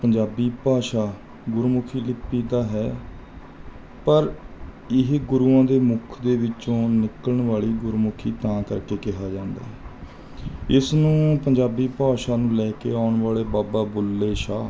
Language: Punjabi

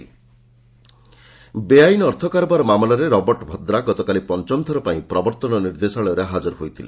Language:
Odia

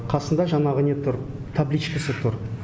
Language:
Kazakh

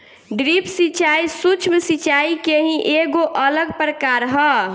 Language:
Bhojpuri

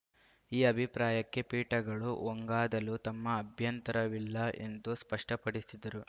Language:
Kannada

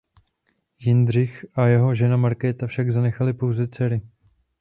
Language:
Czech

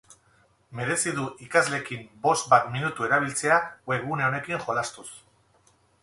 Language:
Basque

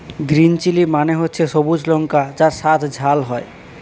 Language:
Bangla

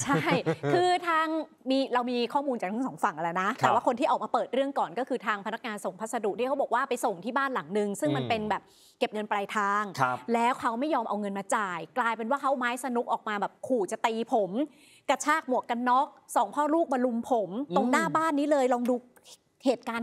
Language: Thai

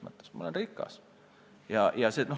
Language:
Estonian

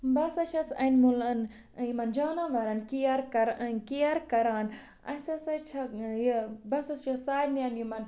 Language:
Kashmiri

